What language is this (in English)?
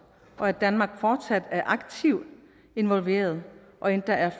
Danish